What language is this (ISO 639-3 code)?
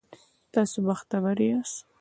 pus